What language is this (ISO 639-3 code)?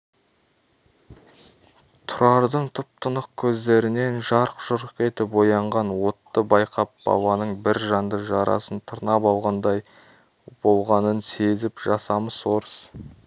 kaz